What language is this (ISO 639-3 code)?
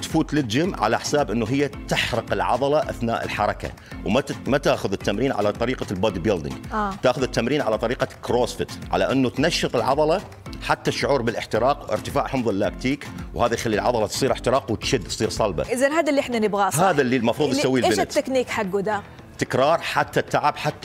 ara